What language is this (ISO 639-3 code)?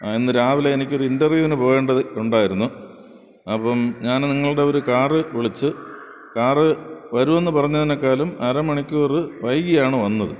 mal